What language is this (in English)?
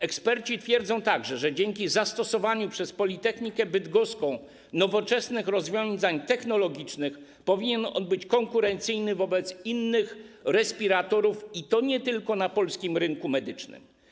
Polish